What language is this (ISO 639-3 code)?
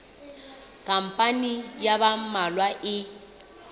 sot